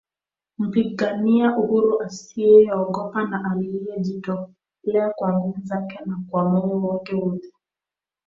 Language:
Swahili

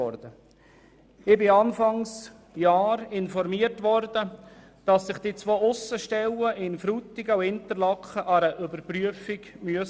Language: Swiss German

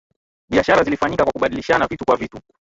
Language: Swahili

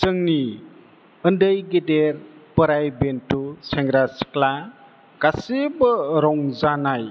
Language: Bodo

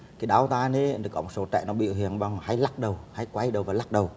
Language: Vietnamese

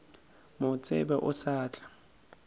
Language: Northern Sotho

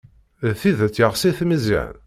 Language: Kabyle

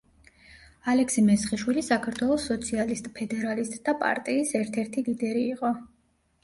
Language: Georgian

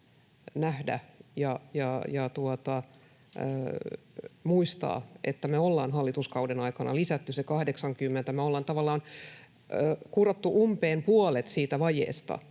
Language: Finnish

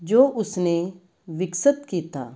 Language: Punjabi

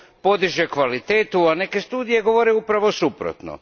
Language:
Croatian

